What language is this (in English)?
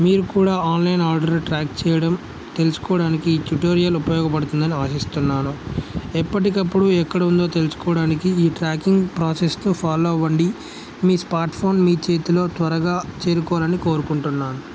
Telugu